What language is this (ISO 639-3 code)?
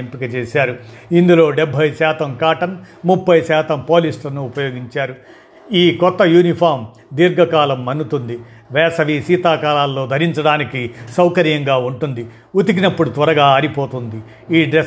tel